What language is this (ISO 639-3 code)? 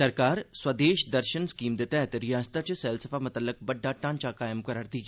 doi